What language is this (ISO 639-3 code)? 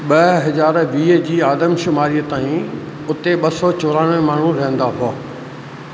snd